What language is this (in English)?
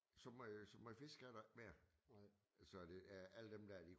Danish